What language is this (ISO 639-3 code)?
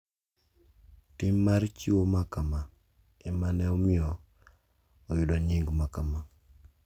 luo